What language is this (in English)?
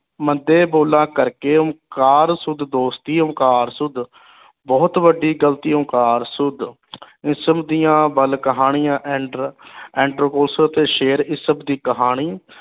Punjabi